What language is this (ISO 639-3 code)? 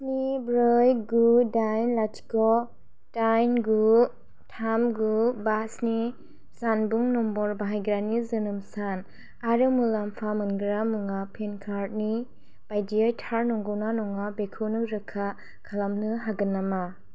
brx